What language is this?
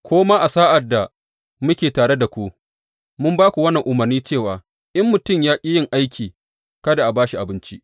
Hausa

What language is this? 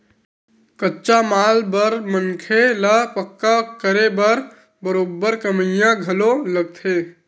Chhattisgarhi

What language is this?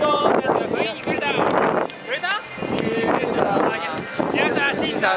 Japanese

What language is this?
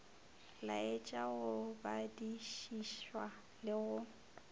Northern Sotho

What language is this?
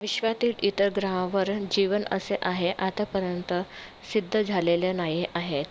Marathi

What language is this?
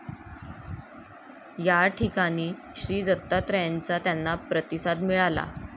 Marathi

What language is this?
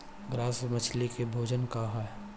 Bhojpuri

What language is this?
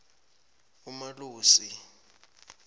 South Ndebele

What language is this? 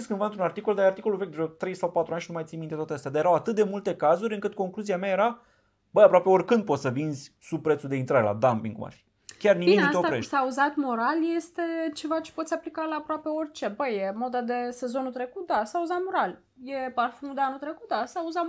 Romanian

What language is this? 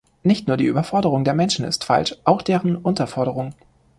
German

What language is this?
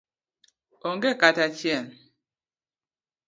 Luo (Kenya and Tanzania)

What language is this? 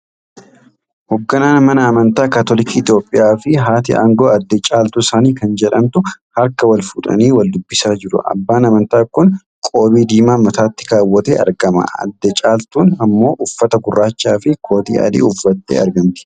Oromo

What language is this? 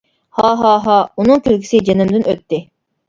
Uyghur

